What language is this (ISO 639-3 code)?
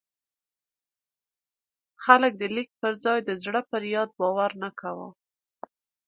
pus